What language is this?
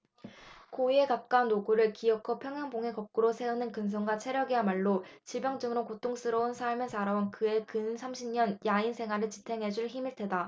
Korean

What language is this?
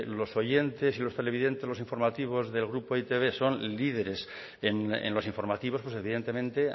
Spanish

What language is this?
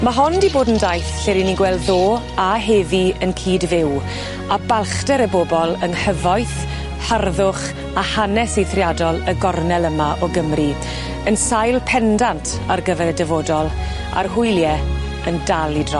Welsh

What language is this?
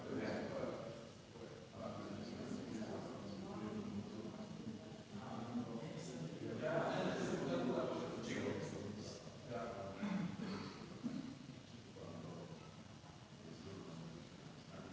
Slovenian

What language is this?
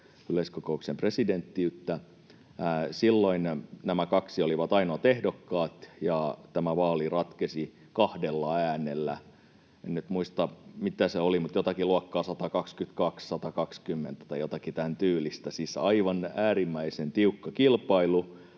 Finnish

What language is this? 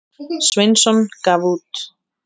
Icelandic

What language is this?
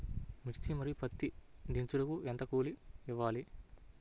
Telugu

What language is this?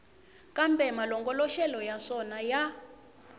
Tsonga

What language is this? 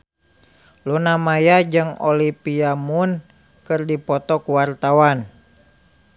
Sundanese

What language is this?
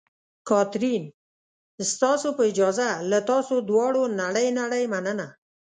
Pashto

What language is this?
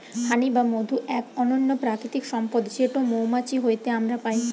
Bangla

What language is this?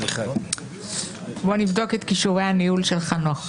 Hebrew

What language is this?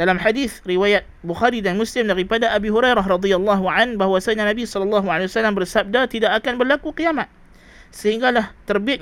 Malay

